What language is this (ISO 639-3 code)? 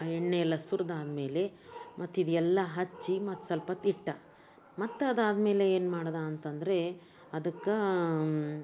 kan